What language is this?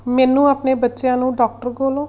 Punjabi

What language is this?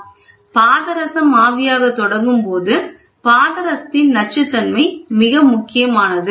Tamil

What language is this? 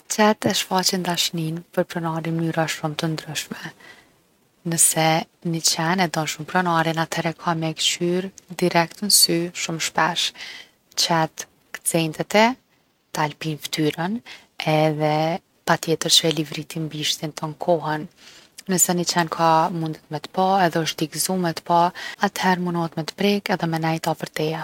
Gheg Albanian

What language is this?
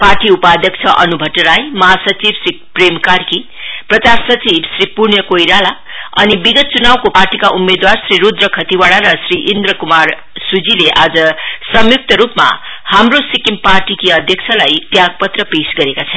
Nepali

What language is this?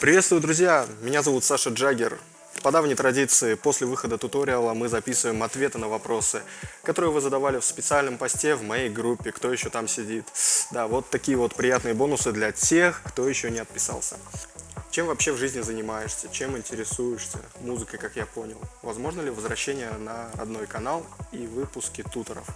Russian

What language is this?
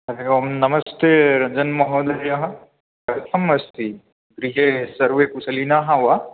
Sanskrit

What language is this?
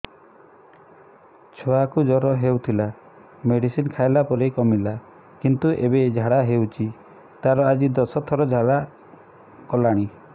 Odia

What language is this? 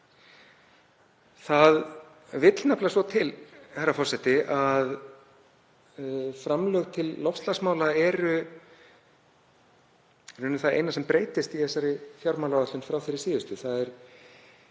Icelandic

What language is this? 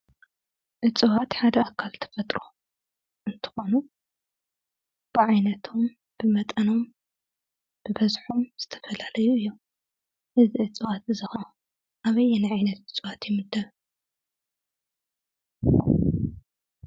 Tigrinya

